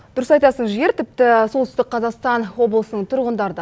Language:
Kazakh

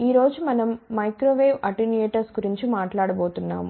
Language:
Telugu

